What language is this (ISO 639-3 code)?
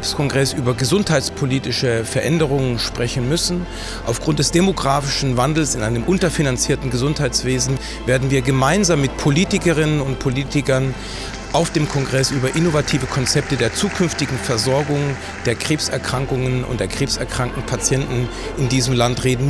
deu